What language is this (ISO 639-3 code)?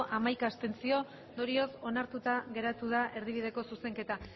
eus